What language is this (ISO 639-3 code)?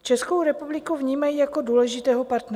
ces